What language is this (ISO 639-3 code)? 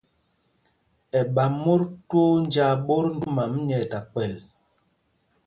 mgg